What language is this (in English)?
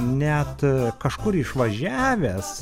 Lithuanian